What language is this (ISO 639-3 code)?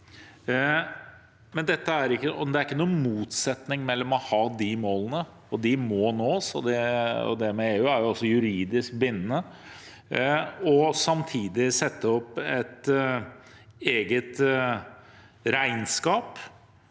nor